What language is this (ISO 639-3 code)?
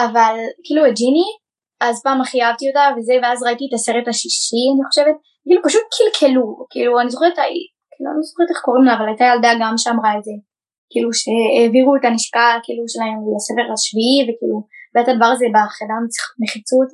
heb